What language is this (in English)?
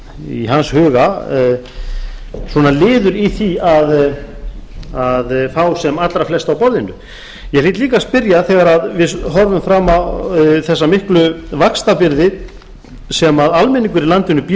Icelandic